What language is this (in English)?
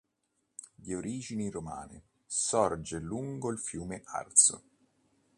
Italian